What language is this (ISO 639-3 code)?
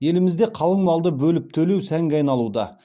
kaz